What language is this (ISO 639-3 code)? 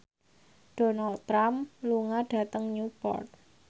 jav